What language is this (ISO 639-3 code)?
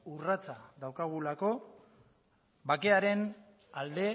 eus